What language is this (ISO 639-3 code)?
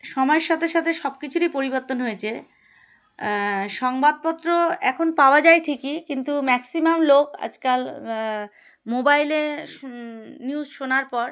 ben